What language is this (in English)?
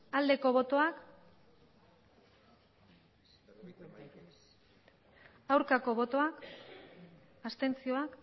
Basque